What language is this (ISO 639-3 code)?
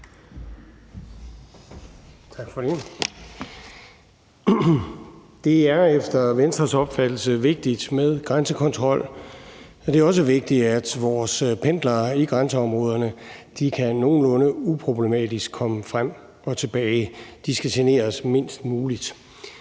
dan